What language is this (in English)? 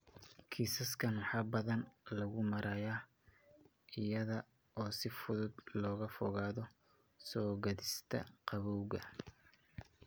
Somali